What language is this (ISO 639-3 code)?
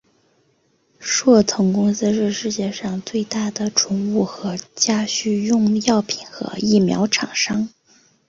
zho